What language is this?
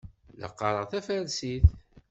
Kabyle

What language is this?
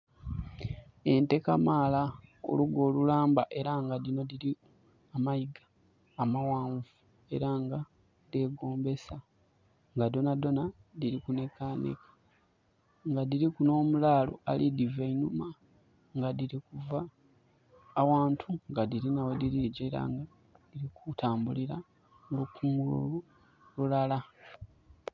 Soga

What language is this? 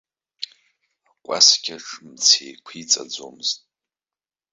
Abkhazian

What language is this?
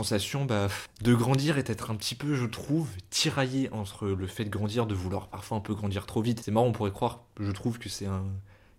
French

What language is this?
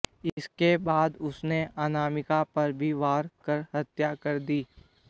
Hindi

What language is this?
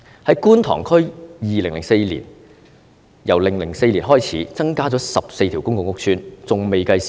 Cantonese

